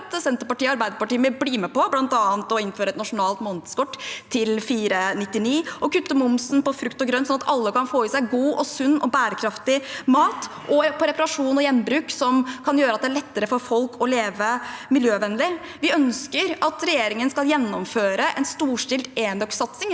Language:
Norwegian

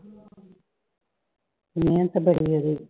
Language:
Punjabi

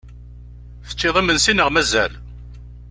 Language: Kabyle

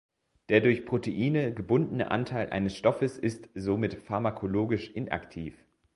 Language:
German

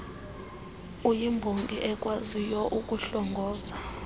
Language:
Xhosa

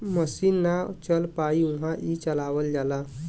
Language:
Bhojpuri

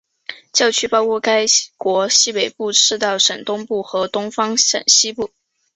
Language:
Chinese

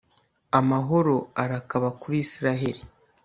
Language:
Kinyarwanda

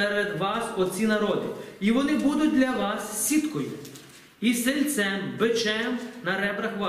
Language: Ukrainian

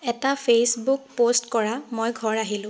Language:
Assamese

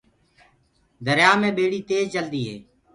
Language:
Gurgula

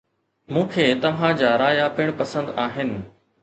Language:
Sindhi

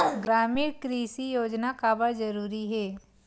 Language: Chhattisgarhi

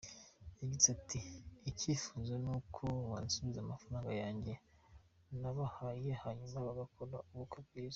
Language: Kinyarwanda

